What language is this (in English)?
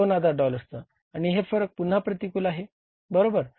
Marathi